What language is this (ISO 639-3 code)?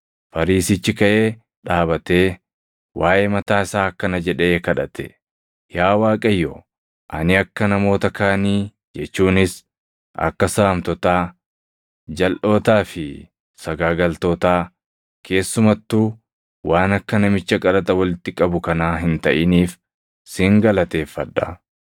orm